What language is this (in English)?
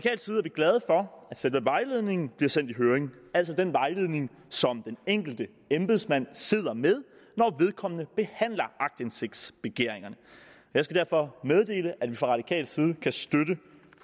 Danish